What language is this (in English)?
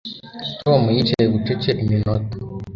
Kinyarwanda